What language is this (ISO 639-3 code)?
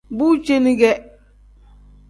kdh